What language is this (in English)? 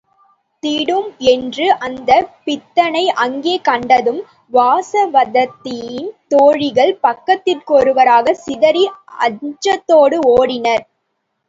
Tamil